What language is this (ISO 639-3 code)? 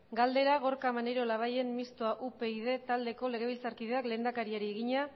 eus